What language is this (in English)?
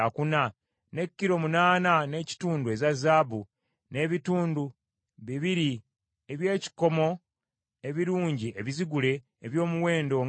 Ganda